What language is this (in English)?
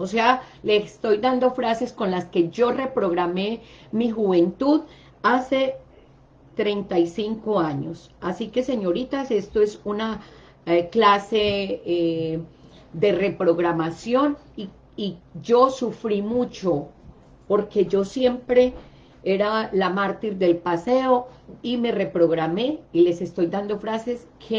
Spanish